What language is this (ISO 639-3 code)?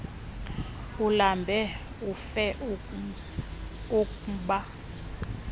xho